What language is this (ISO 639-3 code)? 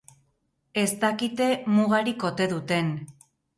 eus